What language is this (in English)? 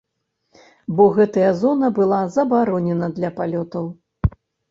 Belarusian